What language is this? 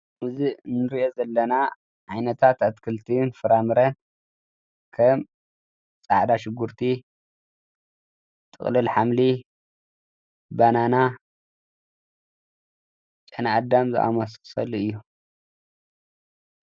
Tigrinya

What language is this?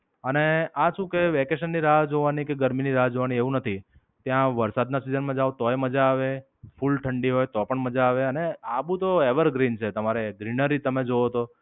Gujarati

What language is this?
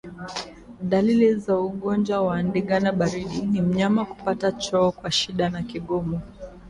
Swahili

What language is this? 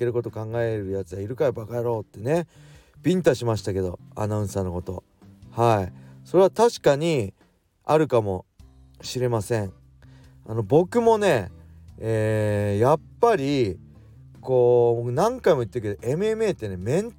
Japanese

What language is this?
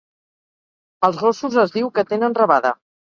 Catalan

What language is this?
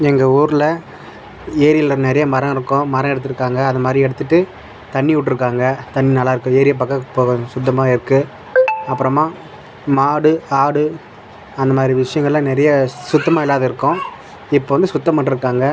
Tamil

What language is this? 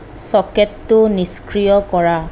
Assamese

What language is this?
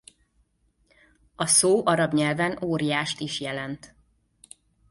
Hungarian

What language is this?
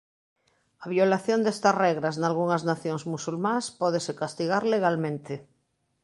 Galician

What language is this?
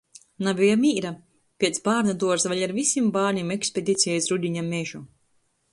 Latgalian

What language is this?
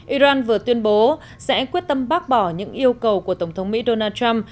Vietnamese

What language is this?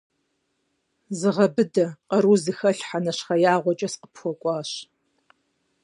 Kabardian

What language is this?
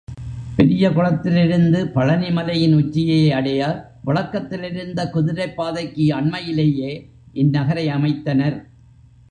Tamil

